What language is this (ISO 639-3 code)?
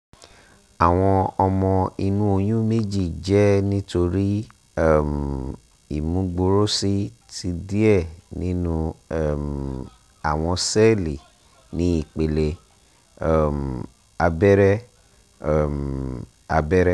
yor